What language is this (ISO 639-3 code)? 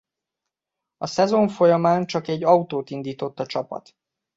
hun